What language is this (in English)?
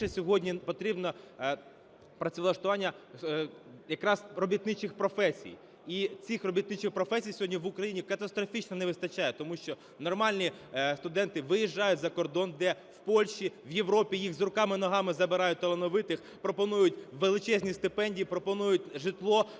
Ukrainian